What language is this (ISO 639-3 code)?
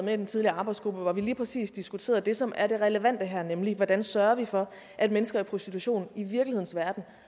dan